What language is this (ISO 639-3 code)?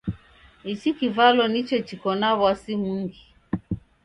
dav